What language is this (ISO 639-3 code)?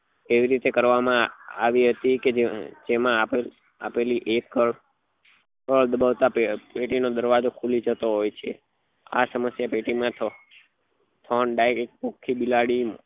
guj